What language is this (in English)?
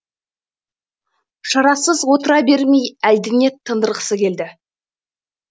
Kazakh